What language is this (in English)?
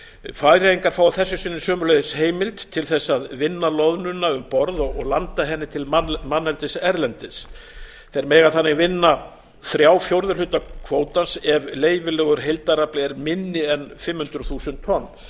Icelandic